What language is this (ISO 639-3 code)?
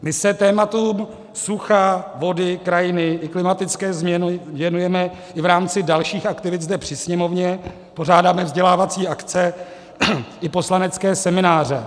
ces